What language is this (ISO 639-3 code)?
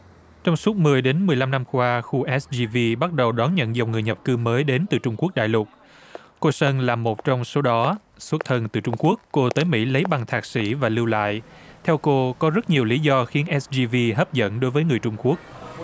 vie